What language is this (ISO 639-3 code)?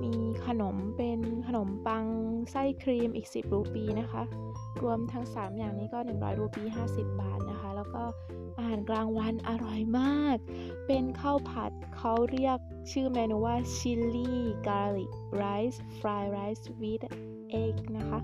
tha